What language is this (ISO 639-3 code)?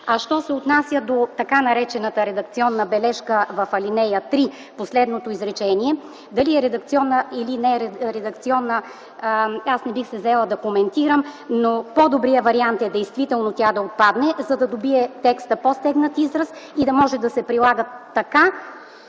bul